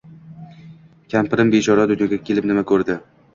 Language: Uzbek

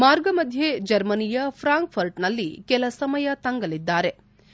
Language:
Kannada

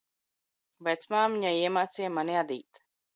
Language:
Latvian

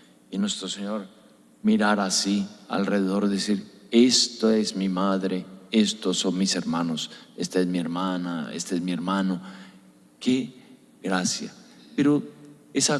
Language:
Spanish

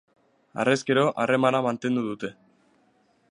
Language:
Basque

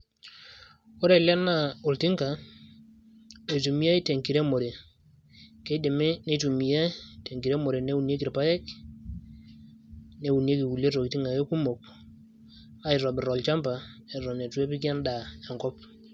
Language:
Masai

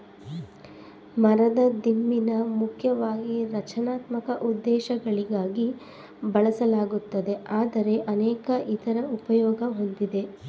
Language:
Kannada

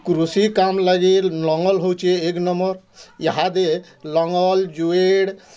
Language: Odia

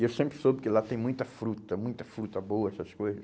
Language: Portuguese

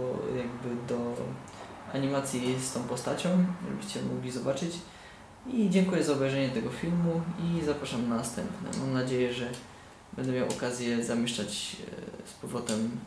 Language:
Polish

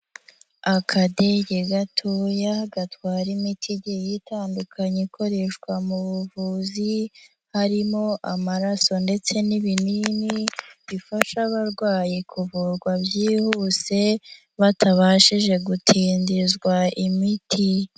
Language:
Kinyarwanda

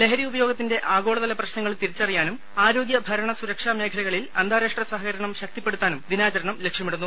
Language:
Malayalam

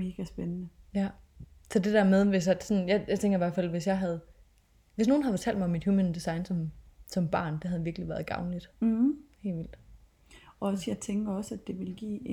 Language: Danish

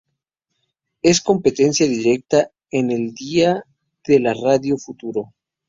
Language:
Spanish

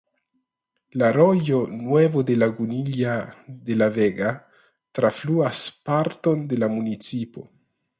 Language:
Esperanto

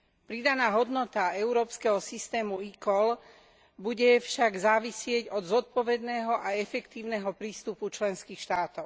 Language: Slovak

